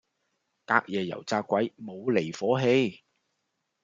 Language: Cantonese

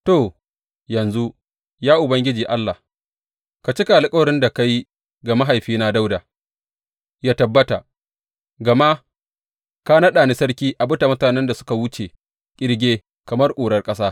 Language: Hausa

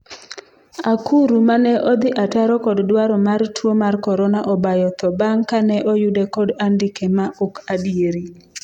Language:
Luo (Kenya and Tanzania)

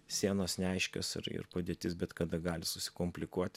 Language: Lithuanian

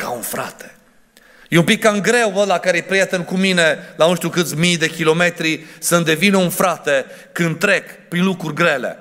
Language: Romanian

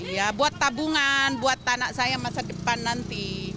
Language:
Indonesian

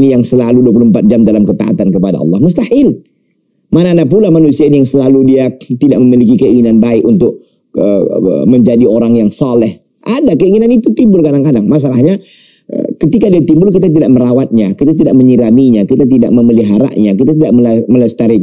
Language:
Indonesian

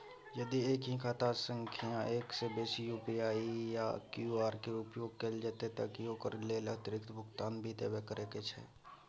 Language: Maithili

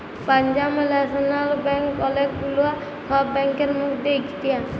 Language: Bangla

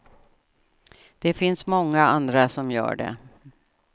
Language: Swedish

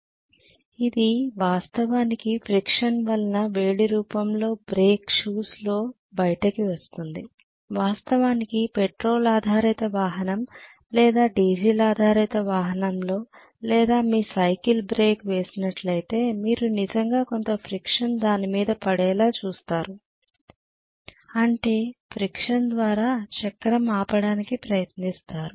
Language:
Telugu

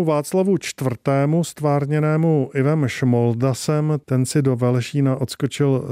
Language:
Czech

